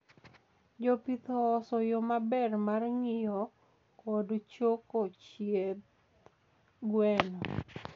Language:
Luo (Kenya and Tanzania)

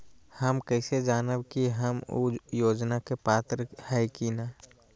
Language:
Magahi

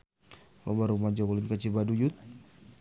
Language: Sundanese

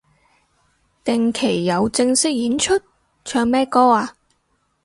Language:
Cantonese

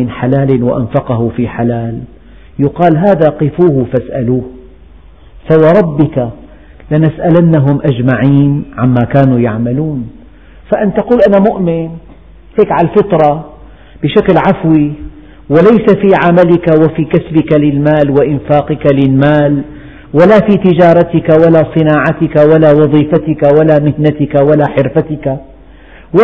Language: Arabic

